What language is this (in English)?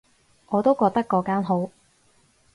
Cantonese